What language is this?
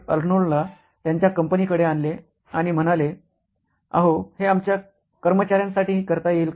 Marathi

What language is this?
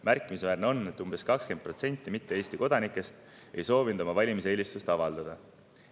Estonian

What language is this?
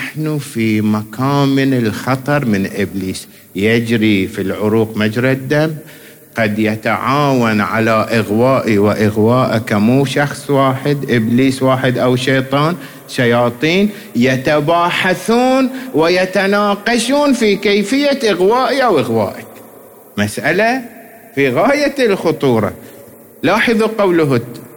Arabic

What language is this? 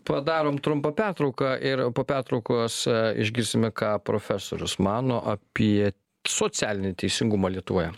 Lithuanian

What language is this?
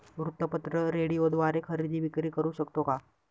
Marathi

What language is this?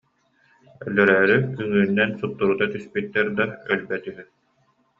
Yakut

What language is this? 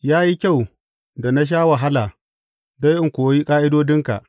Hausa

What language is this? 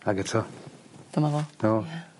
Welsh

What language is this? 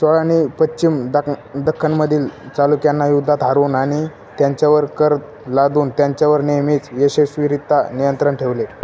Marathi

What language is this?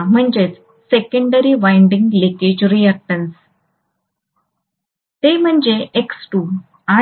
Marathi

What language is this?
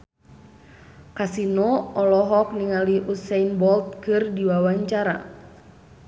Sundanese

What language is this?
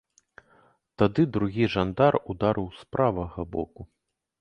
Belarusian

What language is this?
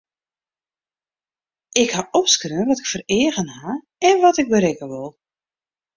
Western Frisian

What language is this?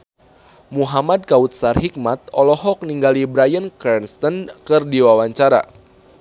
Sundanese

